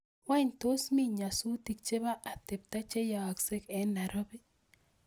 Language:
Kalenjin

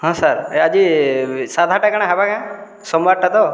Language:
Odia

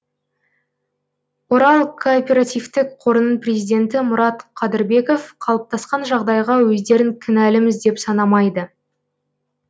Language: Kazakh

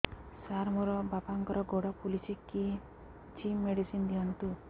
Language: Odia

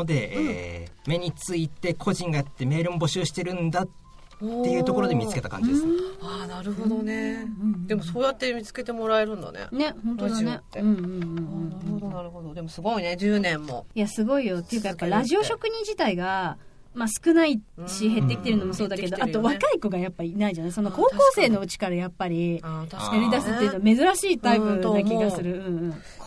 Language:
Japanese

